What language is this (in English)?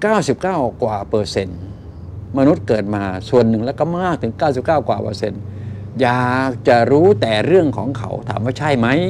Thai